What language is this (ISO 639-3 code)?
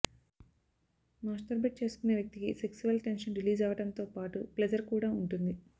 tel